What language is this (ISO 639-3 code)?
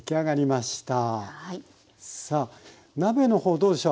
jpn